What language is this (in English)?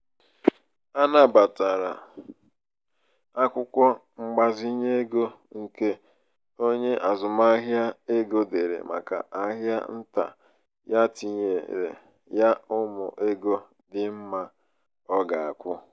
Igbo